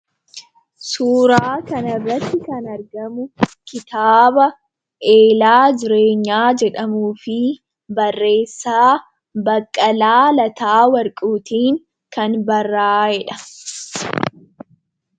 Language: Oromo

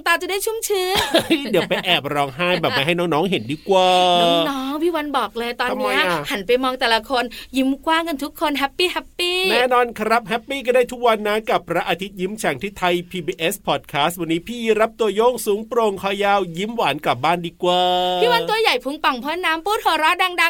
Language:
Thai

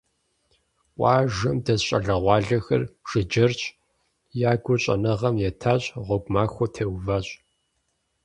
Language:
Kabardian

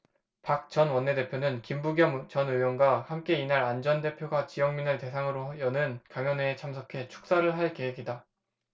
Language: Korean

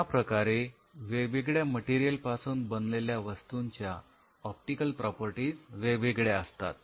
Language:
Marathi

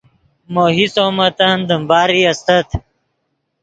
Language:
Yidgha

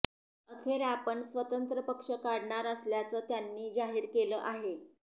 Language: Marathi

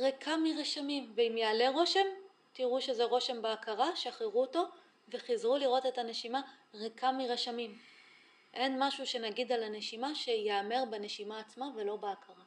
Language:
Hebrew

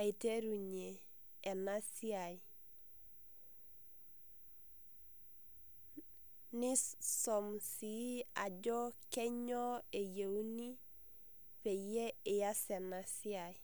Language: Masai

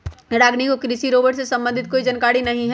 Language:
Magahi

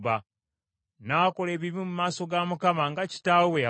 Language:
Ganda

